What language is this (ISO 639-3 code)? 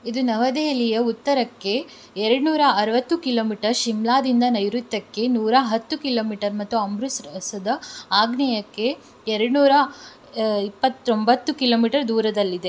kan